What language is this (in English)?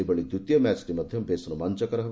Odia